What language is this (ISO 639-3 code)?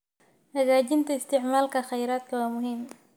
som